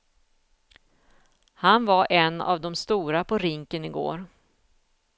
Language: Swedish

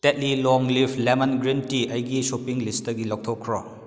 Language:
Manipuri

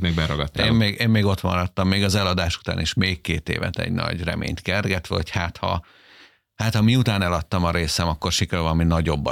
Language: Hungarian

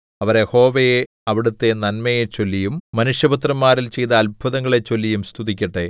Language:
Malayalam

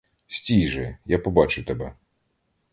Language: Ukrainian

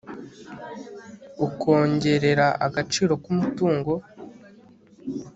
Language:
Kinyarwanda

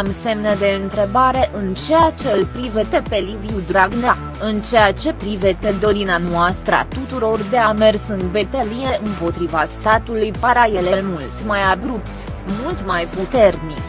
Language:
Romanian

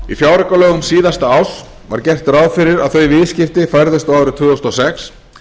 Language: Icelandic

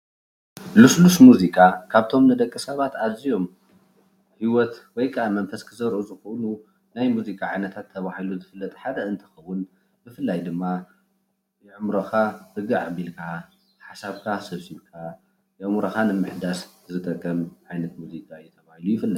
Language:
Tigrinya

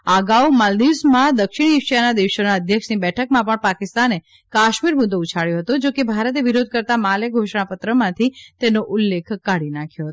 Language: Gujarati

